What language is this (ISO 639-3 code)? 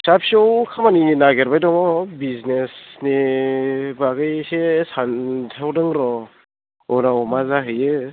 brx